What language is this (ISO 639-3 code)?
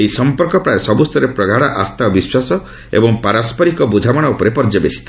ori